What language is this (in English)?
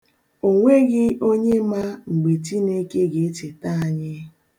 Igbo